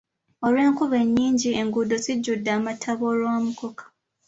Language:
Ganda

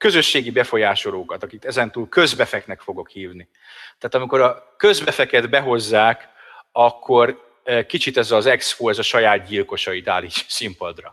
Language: Hungarian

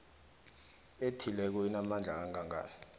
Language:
South Ndebele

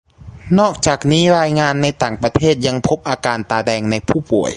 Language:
Thai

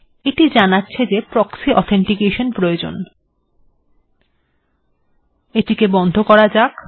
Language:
Bangla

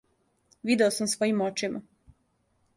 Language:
Serbian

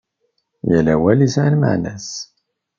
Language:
Kabyle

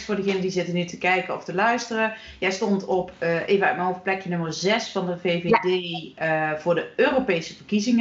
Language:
Dutch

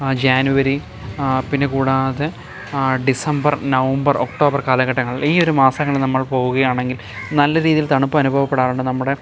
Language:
Malayalam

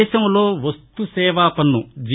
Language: Telugu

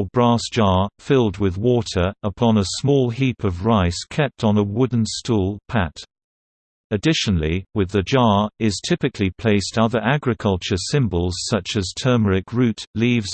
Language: English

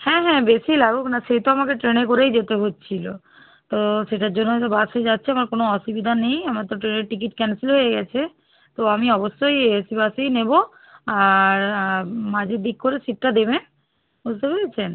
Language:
Bangla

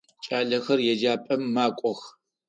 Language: Adyghe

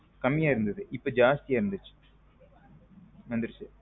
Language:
Tamil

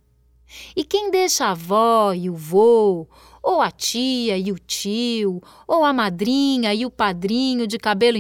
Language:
Portuguese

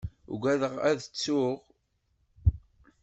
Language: Kabyle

